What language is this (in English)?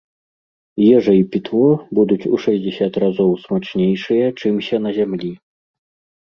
Belarusian